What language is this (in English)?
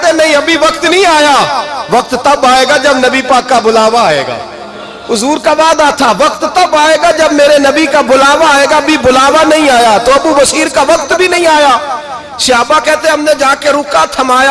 Urdu